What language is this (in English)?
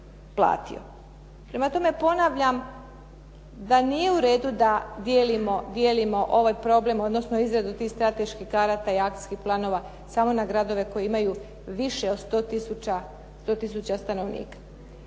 Croatian